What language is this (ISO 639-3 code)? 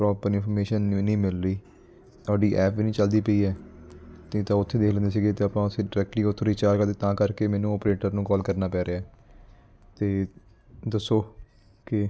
pan